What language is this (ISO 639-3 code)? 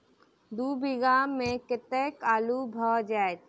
mai